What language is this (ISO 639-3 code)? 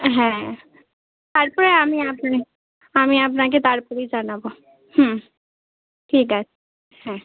ben